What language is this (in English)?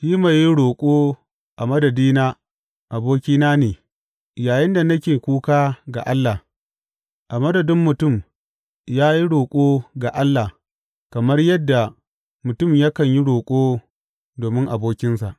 Hausa